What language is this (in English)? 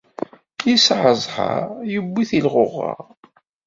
Kabyle